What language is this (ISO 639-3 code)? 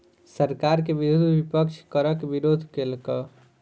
mai